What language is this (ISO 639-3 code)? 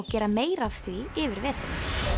isl